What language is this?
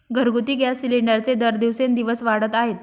Marathi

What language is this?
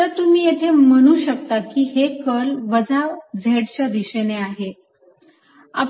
Marathi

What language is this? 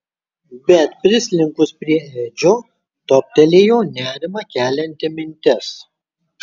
Lithuanian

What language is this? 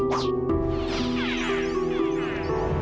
Indonesian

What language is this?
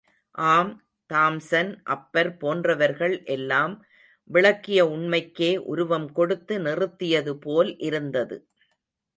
Tamil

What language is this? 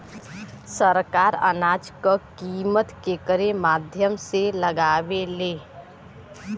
Bhojpuri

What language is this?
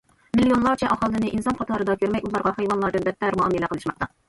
Uyghur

